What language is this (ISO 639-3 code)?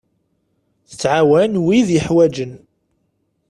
kab